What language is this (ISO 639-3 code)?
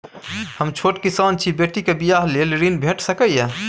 mai